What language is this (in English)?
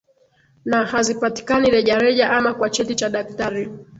Swahili